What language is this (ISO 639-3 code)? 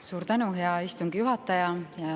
est